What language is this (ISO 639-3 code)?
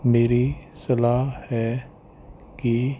pan